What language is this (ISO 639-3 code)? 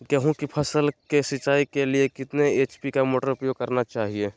mag